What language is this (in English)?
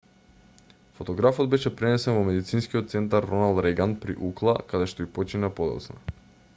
Macedonian